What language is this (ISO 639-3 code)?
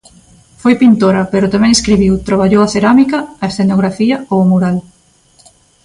glg